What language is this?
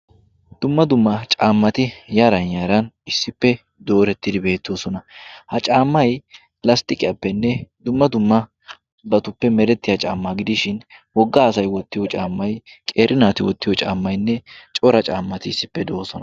Wolaytta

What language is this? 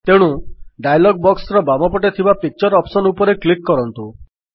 Odia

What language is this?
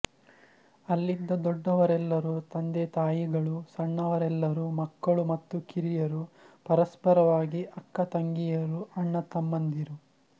Kannada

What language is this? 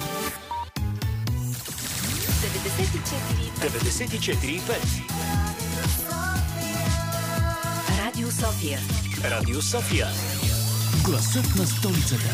Bulgarian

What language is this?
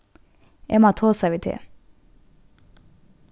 Faroese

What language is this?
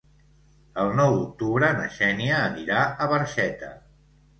Catalan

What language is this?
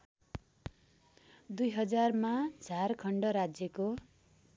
Nepali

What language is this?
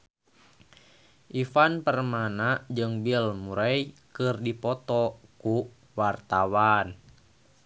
Sundanese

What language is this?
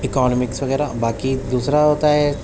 Urdu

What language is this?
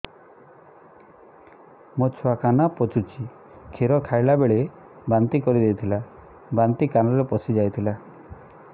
Odia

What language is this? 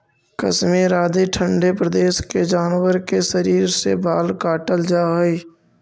Magahi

